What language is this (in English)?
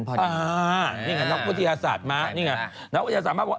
Thai